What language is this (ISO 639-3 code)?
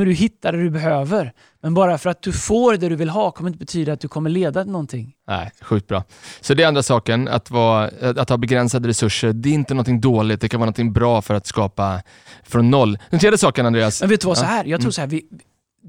swe